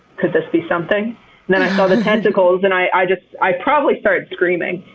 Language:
English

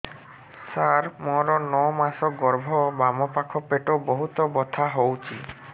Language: Odia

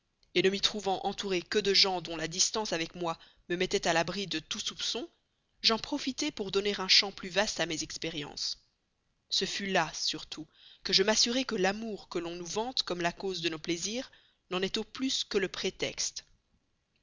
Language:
French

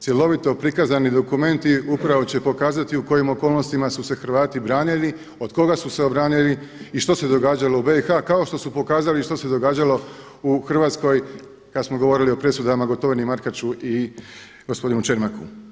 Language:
Croatian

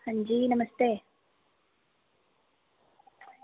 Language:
Dogri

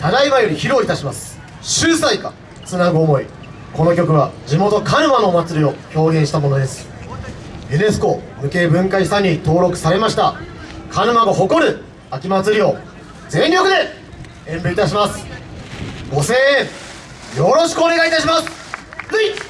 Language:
Japanese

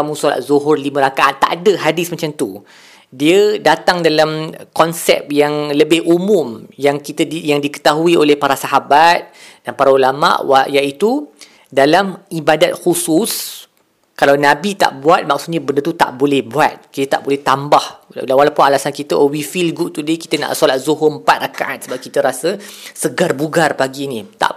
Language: Malay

